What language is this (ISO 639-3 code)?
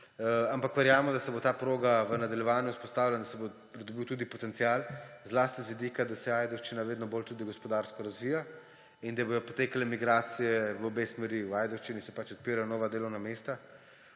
slv